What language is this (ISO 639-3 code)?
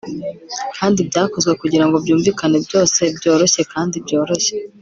kin